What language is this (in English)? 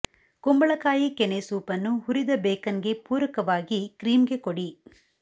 Kannada